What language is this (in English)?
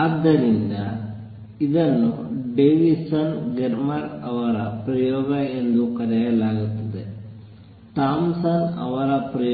Kannada